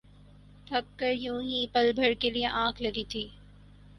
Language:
Urdu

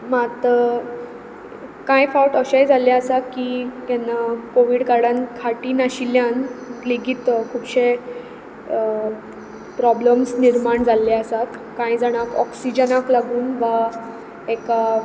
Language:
Konkani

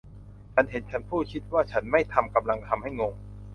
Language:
Thai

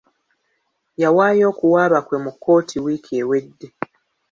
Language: Ganda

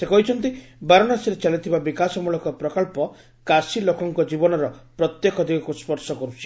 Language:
Odia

